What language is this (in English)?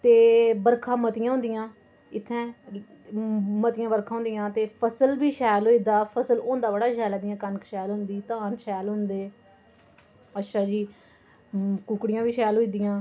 Dogri